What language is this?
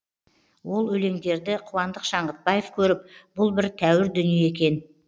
Kazakh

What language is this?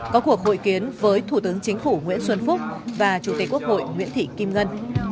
Vietnamese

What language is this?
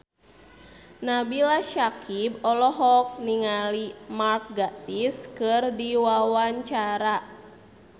Sundanese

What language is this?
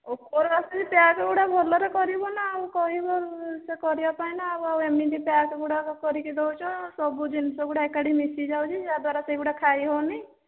Odia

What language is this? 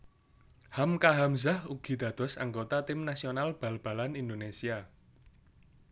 Javanese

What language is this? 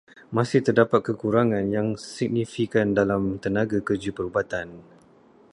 Malay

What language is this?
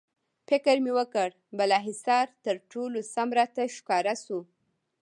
Pashto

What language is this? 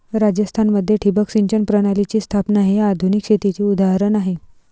Marathi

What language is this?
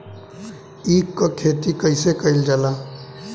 Bhojpuri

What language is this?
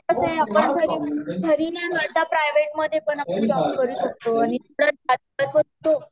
Marathi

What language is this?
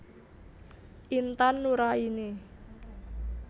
Javanese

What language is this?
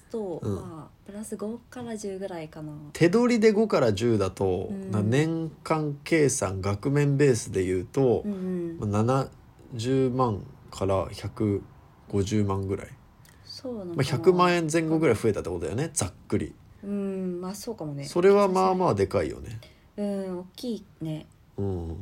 Japanese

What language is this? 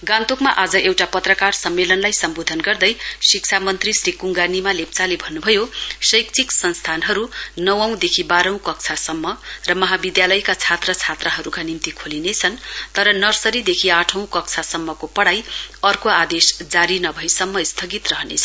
Nepali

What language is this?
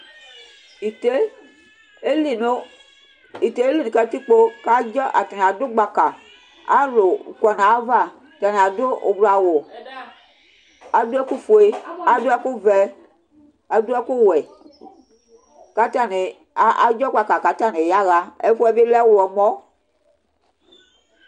Ikposo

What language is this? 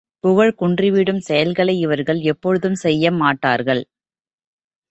Tamil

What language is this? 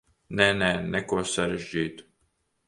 Latvian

